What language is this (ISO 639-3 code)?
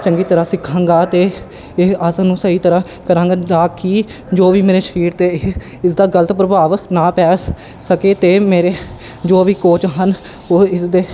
pan